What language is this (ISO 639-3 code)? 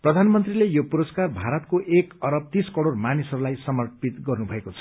nep